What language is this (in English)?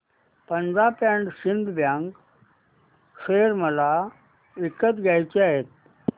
Marathi